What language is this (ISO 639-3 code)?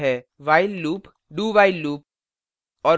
hin